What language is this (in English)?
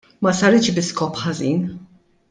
Maltese